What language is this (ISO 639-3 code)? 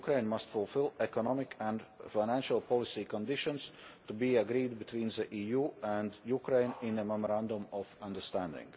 eng